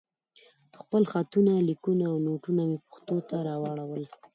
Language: Pashto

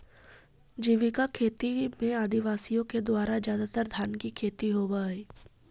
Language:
Magahi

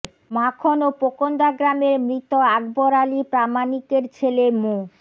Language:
Bangla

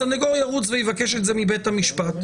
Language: Hebrew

